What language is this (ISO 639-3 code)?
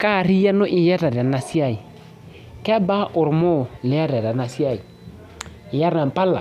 mas